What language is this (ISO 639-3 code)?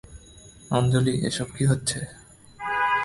ben